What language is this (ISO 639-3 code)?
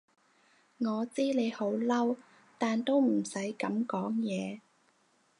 yue